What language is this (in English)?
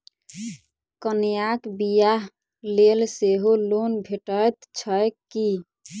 Maithili